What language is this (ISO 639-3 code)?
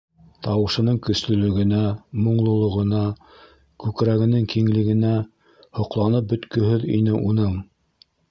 bak